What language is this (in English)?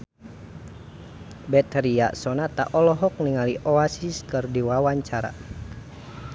Sundanese